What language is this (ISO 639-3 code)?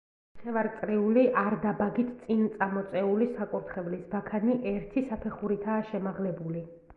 kat